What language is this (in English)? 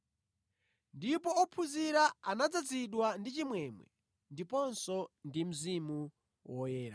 Nyanja